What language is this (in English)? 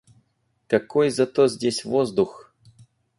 Russian